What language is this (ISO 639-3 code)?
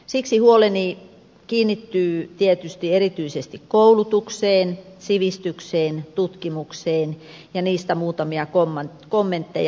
fin